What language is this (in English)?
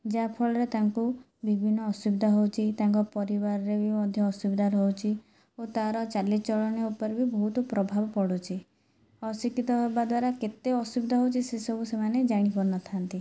Odia